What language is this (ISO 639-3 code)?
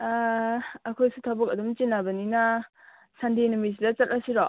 mni